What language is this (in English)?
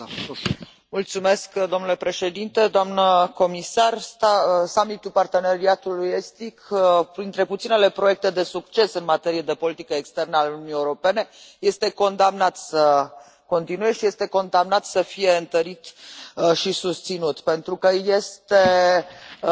Romanian